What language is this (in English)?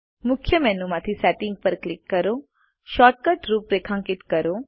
Gujarati